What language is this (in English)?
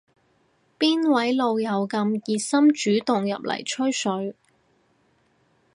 Cantonese